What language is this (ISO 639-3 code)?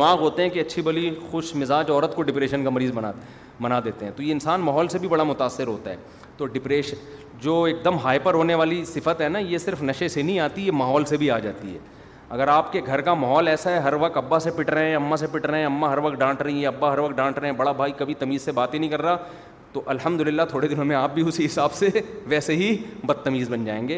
urd